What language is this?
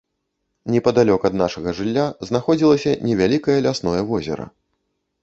Belarusian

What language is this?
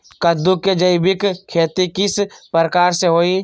Magahi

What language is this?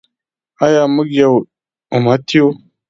Pashto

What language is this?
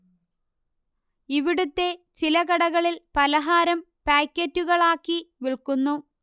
Malayalam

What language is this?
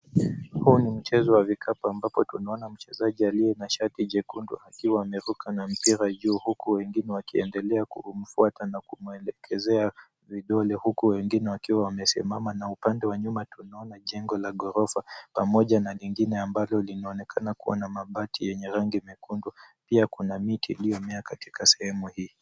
Swahili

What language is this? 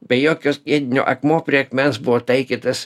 Lithuanian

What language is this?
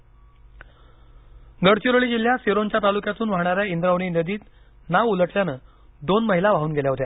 Marathi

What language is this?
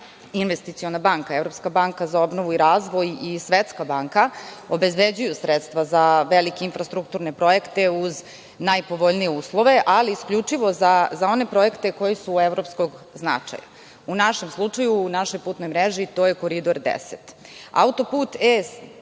Serbian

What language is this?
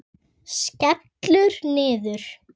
Icelandic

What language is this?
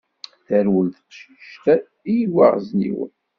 Kabyle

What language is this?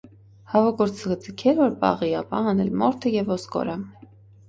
Armenian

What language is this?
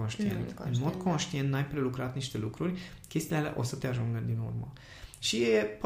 Romanian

